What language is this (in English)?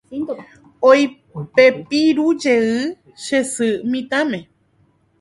Guarani